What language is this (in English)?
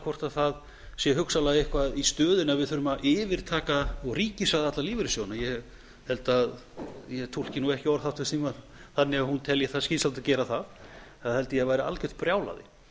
Icelandic